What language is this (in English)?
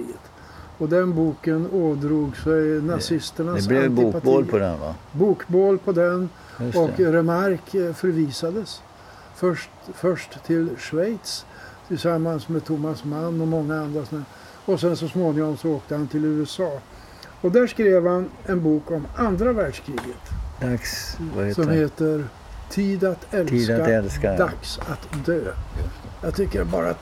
Swedish